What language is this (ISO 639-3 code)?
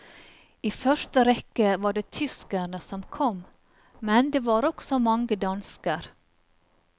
nor